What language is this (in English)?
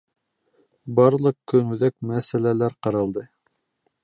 Bashkir